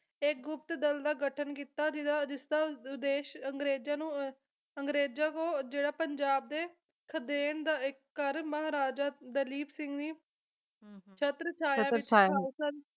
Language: Punjabi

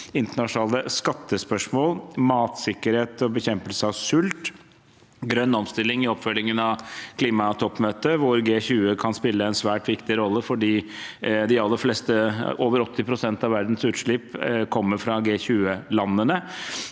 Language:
Norwegian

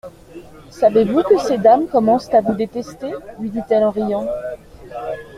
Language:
French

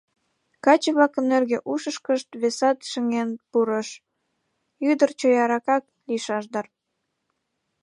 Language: Mari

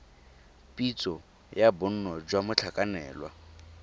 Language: Tswana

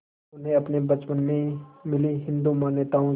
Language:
Hindi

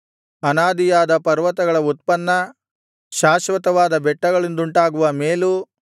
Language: Kannada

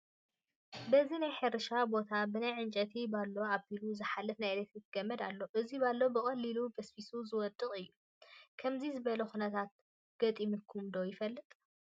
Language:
Tigrinya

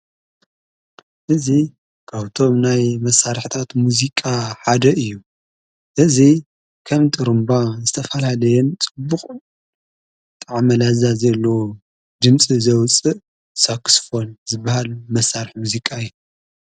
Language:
Tigrinya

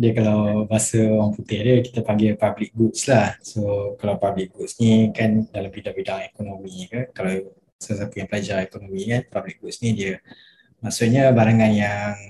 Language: Malay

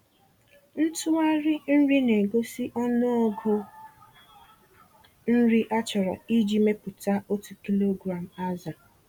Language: Igbo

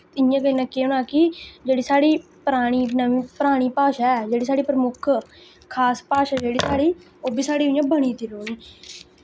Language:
Dogri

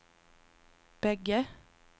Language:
Swedish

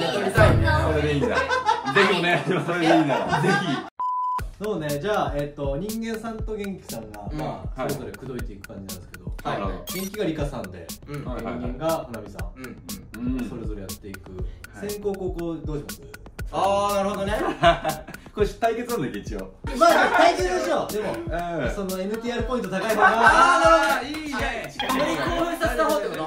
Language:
Japanese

